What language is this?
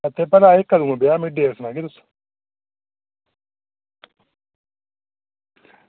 Dogri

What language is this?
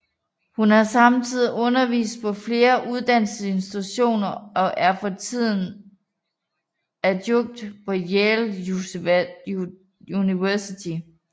Danish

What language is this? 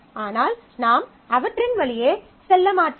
Tamil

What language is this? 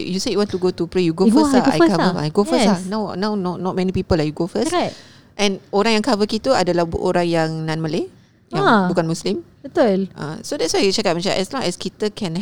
Malay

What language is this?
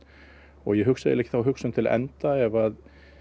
Icelandic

